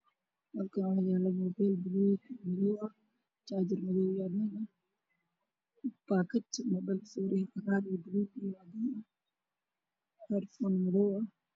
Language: Somali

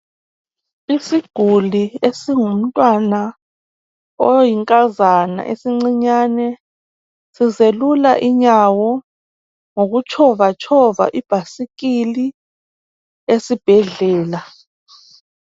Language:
North Ndebele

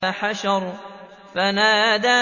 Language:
Arabic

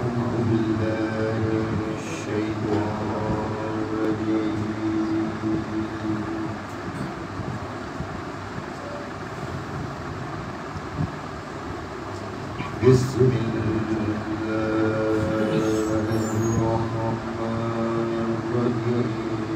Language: Arabic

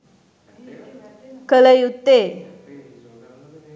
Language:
Sinhala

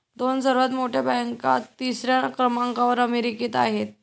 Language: Marathi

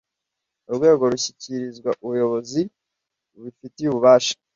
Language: Kinyarwanda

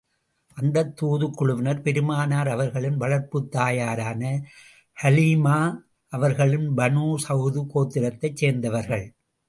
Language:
Tamil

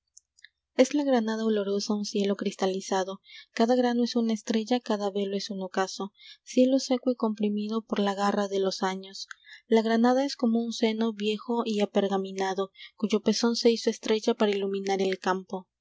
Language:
Spanish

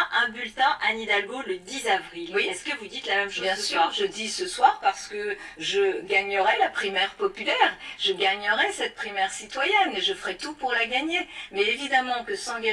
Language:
French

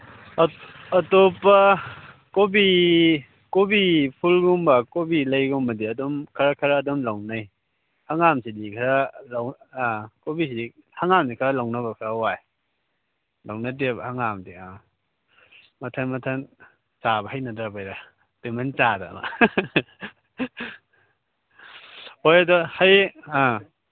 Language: Manipuri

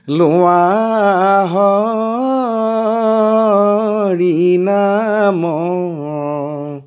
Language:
Assamese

